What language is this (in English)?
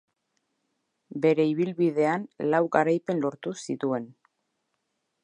Basque